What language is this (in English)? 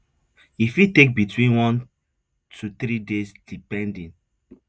Nigerian Pidgin